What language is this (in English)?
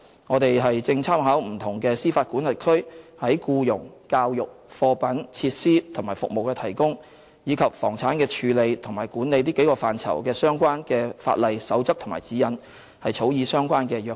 Cantonese